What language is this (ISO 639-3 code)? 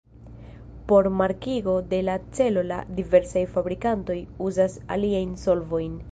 epo